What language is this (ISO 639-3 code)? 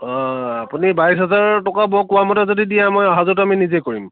asm